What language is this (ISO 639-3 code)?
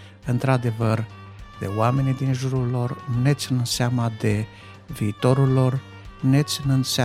ron